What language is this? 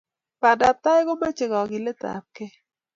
Kalenjin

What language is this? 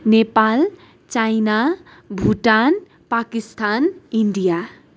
Nepali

